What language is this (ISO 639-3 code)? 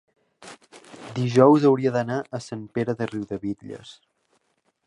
cat